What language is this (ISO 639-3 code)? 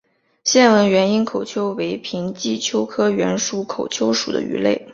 zho